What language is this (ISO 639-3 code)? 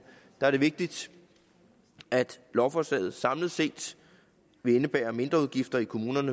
dan